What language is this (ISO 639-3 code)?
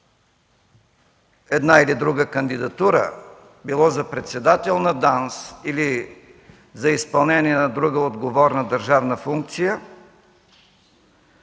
bul